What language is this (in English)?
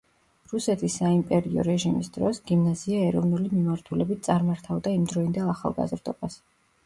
Georgian